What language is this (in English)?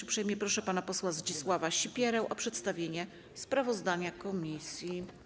Polish